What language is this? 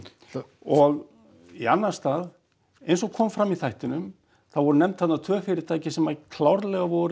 Icelandic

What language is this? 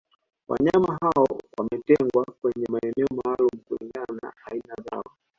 Swahili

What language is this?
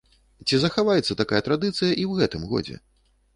Belarusian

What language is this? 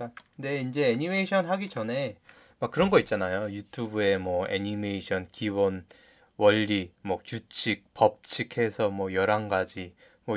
Korean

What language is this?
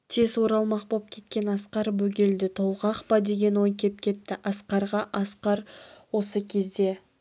Kazakh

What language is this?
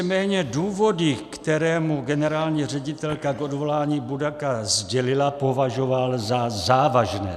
Czech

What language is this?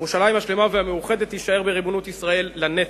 Hebrew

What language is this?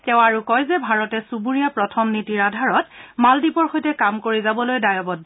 Assamese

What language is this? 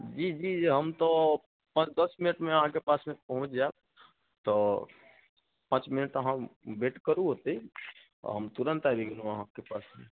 Maithili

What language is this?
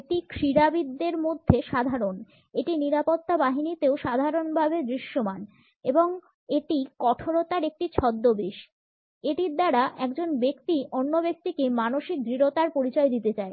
Bangla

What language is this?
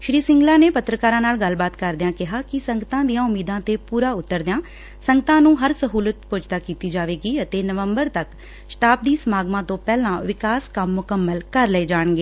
Punjabi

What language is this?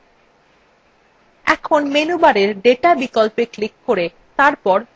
Bangla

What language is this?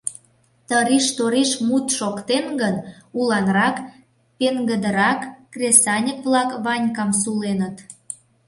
Mari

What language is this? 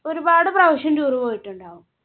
Malayalam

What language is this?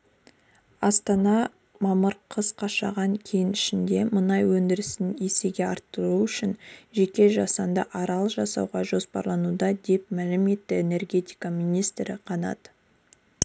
Kazakh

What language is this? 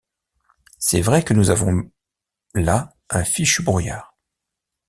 French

